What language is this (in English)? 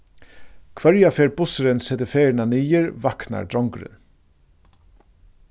Faroese